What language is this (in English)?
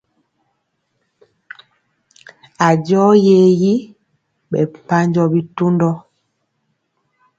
Mpiemo